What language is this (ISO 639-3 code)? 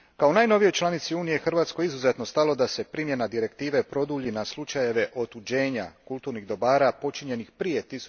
hrv